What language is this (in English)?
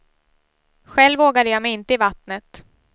Swedish